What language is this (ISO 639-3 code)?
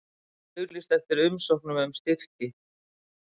isl